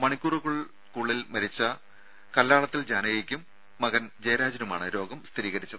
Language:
Malayalam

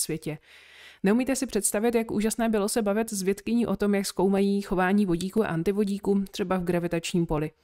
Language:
Czech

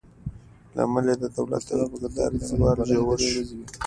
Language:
Pashto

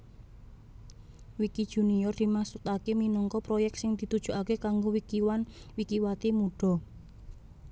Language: Javanese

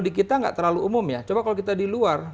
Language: Indonesian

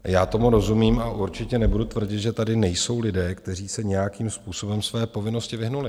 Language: Czech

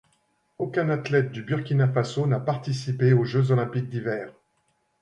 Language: French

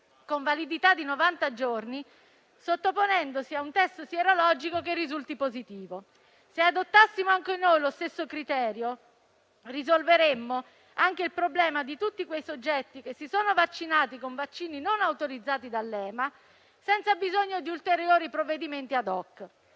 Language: Italian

